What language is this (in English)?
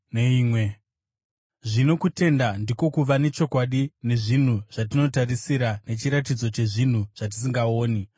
Shona